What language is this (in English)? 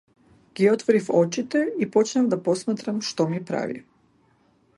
Macedonian